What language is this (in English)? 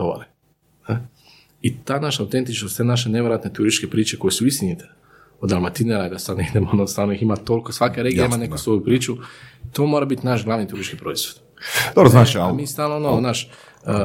Croatian